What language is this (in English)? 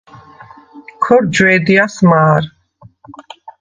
Svan